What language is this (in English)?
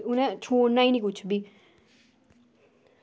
Dogri